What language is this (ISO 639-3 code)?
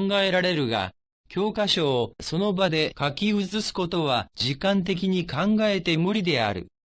jpn